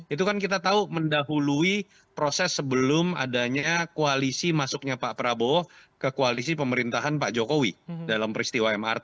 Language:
Indonesian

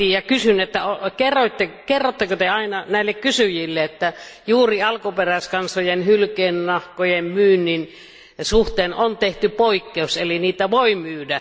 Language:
Finnish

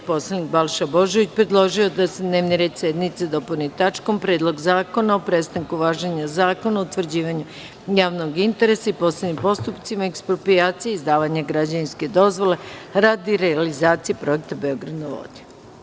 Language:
Serbian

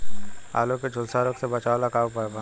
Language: Bhojpuri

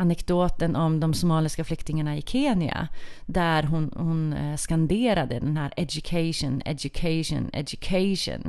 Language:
Swedish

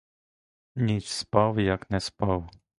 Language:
Ukrainian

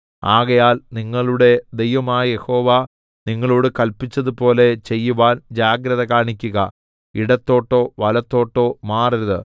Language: Malayalam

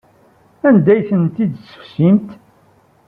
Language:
Kabyle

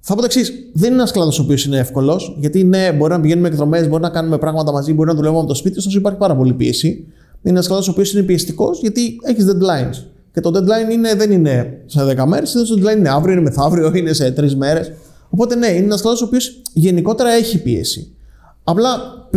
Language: Greek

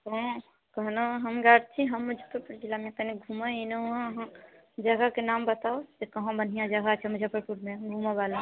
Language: Maithili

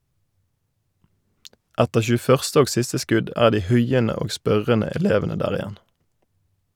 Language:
Norwegian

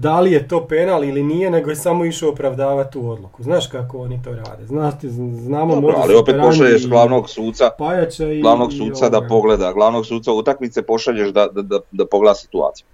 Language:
Croatian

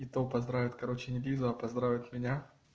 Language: Russian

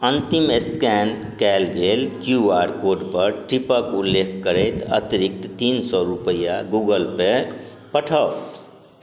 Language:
Maithili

